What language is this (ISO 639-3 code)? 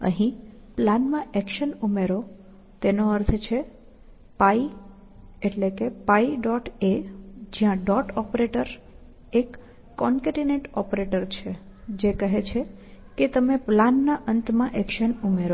guj